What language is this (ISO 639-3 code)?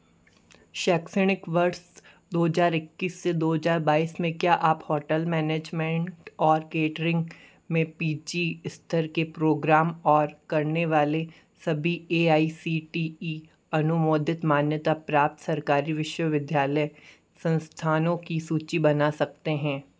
hin